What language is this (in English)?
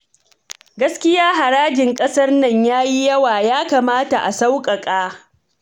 Hausa